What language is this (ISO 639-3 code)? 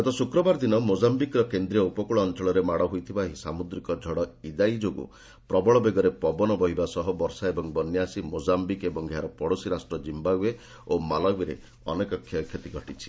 ori